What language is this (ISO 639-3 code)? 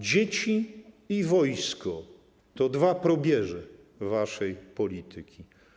pol